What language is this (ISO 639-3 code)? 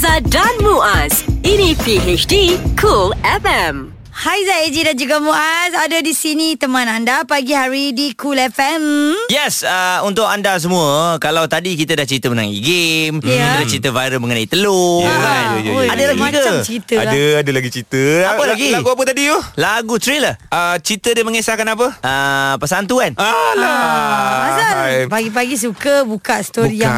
msa